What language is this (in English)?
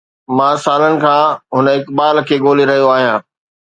Sindhi